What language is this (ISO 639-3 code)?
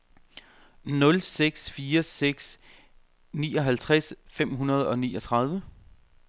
dan